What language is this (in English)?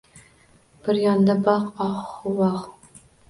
Uzbek